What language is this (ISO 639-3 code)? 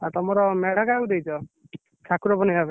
ori